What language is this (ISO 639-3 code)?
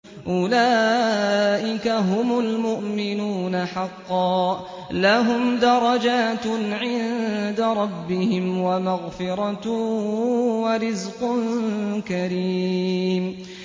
ara